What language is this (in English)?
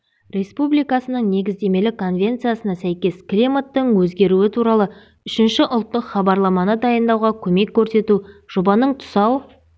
Kazakh